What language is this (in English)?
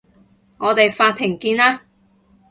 Cantonese